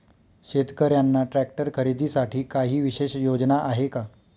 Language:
Marathi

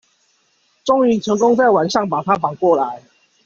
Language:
Chinese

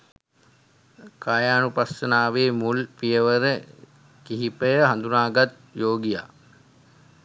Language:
Sinhala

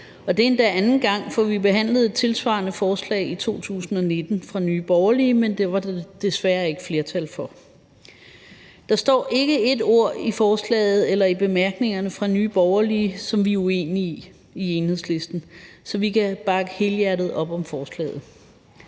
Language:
Danish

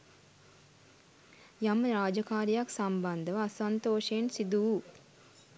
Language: Sinhala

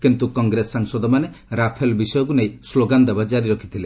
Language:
Odia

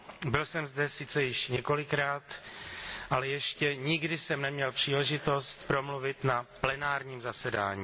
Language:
Czech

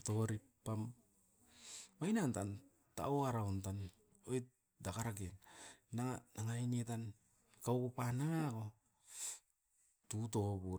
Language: Askopan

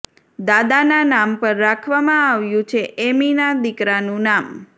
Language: Gujarati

